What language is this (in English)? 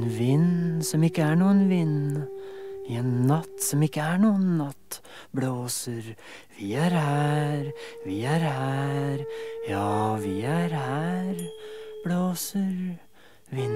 Norwegian